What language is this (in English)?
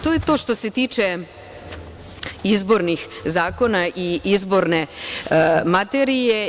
Serbian